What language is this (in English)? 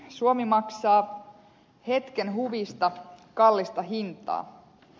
Finnish